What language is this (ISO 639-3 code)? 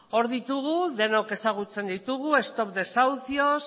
eus